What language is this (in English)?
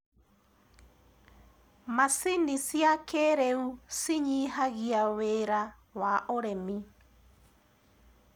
Kikuyu